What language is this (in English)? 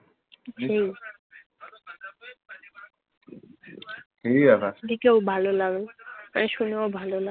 Bangla